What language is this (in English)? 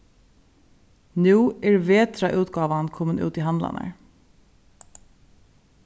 Faroese